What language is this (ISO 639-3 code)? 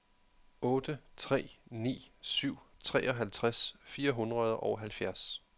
dan